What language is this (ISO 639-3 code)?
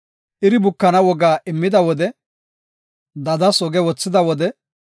gof